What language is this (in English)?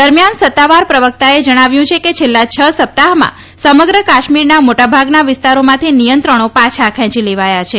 Gujarati